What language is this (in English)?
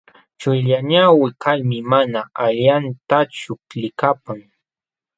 Jauja Wanca Quechua